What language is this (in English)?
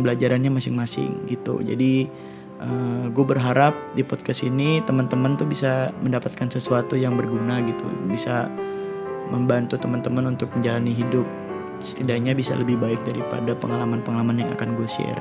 Indonesian